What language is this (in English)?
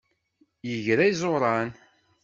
Kabyle